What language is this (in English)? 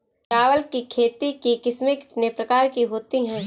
Hindi